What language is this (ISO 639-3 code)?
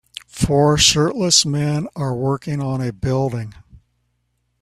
eng